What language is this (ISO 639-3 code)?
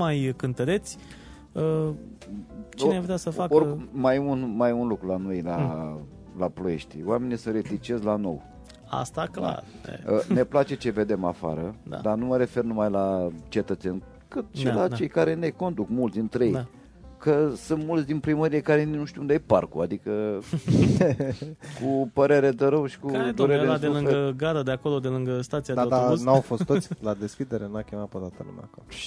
ron